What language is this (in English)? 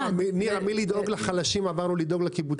Hebrew